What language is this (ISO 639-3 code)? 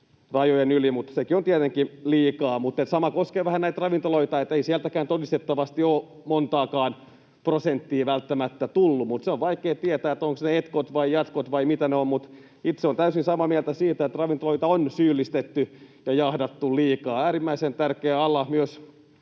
fin